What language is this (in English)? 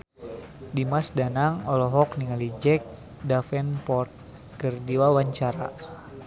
Sundanese